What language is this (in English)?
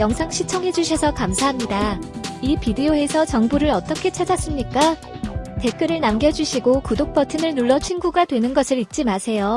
Korean